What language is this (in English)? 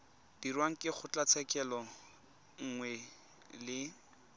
Tswana